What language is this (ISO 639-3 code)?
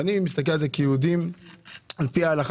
heb